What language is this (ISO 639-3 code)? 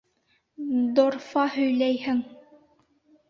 bak